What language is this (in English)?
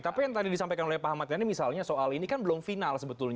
Indonesian